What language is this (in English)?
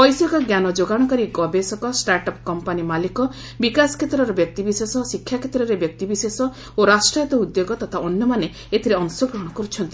Odia